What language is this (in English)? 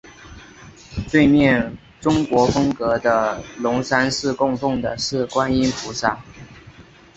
Chinese